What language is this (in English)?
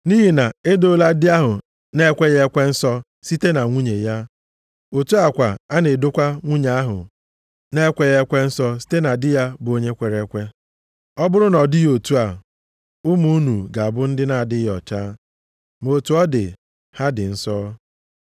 Igbo